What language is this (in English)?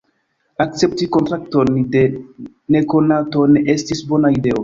Esperanto